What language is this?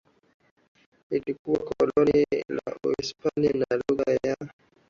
Swahili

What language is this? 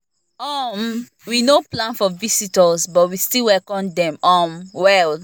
Nigerian Pidgin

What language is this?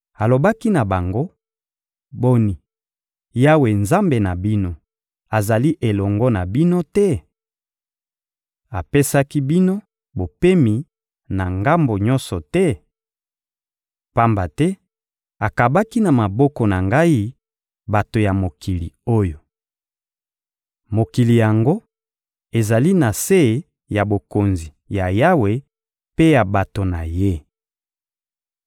Lingala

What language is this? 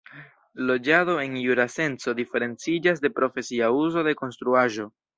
Esperanto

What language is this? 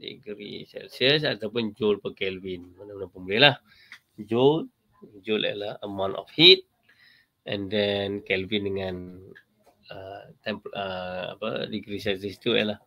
Malay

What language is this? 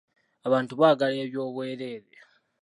Ganda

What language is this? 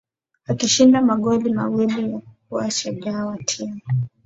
Swahili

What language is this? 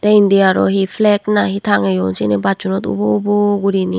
Chakma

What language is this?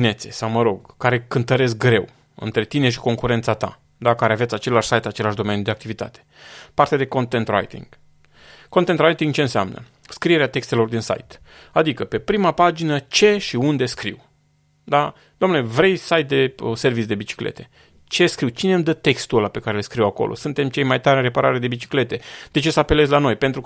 Romanian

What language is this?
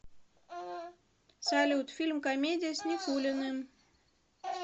Russian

